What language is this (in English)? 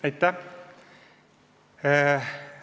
Estonian